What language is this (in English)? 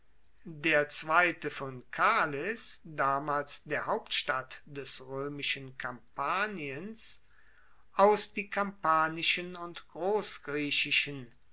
German